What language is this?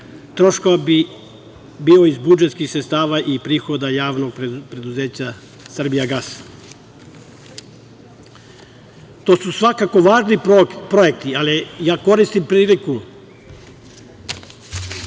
Serbian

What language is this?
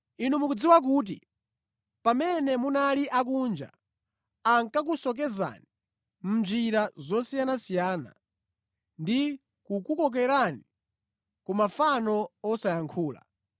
Nyanja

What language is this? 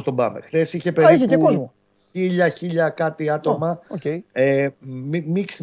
Greek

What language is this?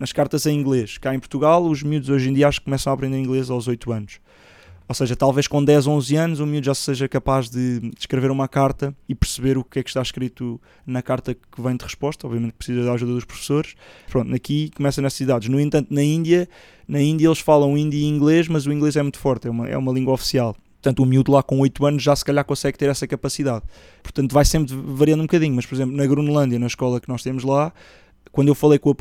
Portuguese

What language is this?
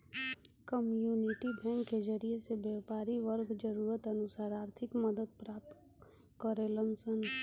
Bhojpuri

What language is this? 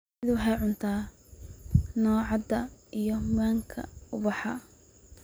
Somali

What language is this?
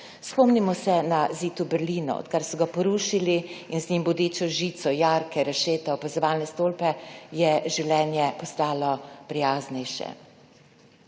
Slovenian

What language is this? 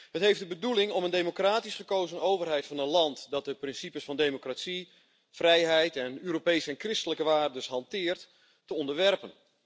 Dutch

